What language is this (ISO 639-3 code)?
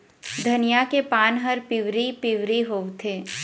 hne